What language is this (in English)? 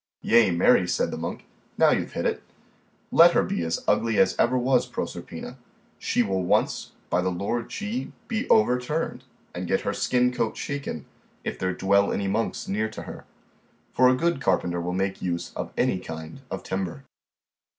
English